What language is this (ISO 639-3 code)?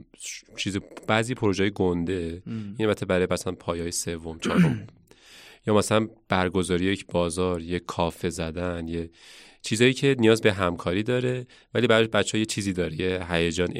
fas